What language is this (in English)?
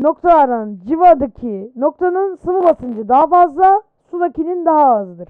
Turkish